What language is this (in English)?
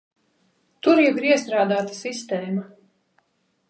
Latvian